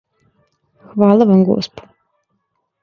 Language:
Serbian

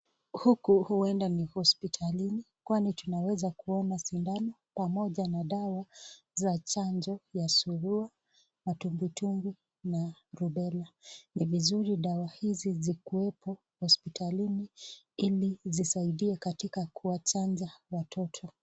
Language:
Swahili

